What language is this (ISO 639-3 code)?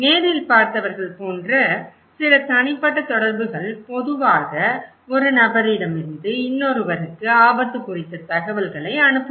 tam